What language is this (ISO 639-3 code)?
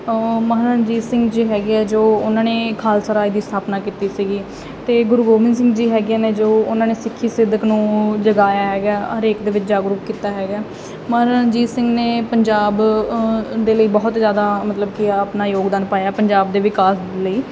pan